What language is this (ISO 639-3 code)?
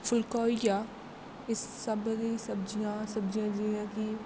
doi